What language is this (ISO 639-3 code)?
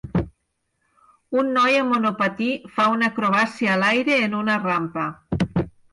cat